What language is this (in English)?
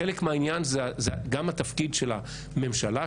Hebrew